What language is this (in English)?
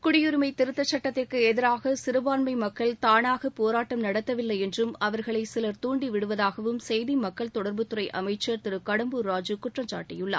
Tamil